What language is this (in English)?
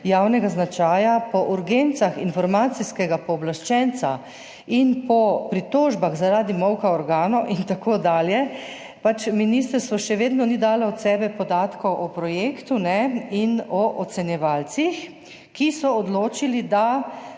Slovenian